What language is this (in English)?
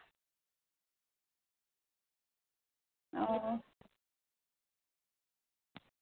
Santali